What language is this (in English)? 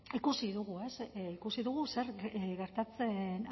Basque